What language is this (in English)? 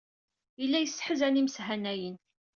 Kabyle